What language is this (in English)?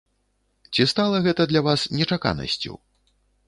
Belarusian